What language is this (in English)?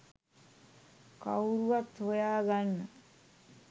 Sinhala